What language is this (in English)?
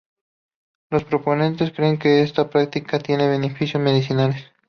Spanish